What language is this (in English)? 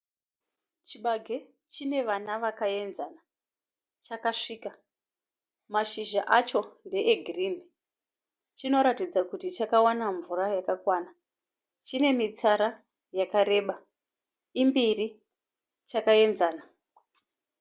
Shona